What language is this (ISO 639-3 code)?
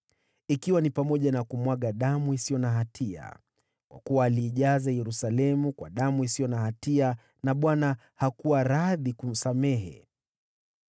swa